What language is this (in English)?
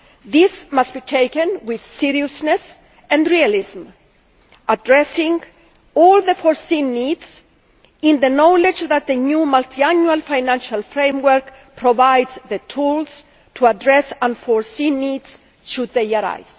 English